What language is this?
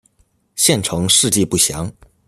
Chinese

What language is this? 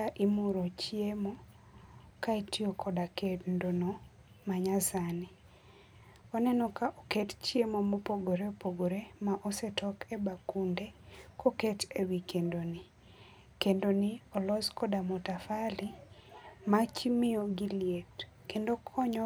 Luo (Kenya and Tanzania)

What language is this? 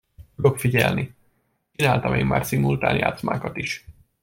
Hungarian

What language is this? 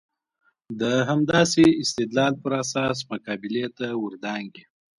Pashto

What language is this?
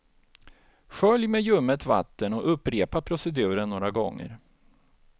Swedish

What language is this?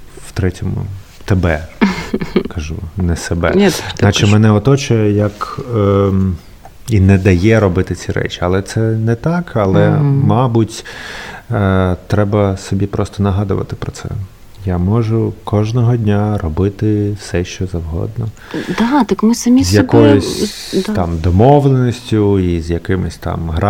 Ukrainian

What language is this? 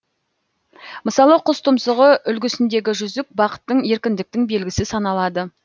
Kazakh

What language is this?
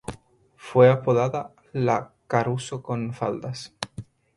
Spanish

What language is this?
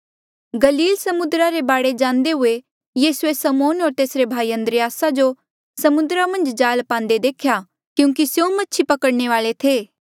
Mandeali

